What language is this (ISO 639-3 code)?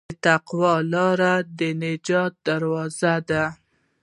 pus